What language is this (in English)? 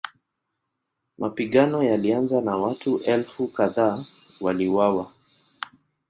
Swahili